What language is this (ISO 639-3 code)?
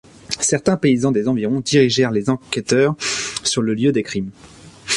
fra